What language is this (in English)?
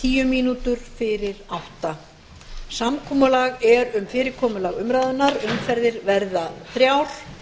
Icelandic